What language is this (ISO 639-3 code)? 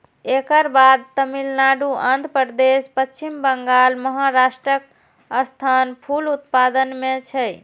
mai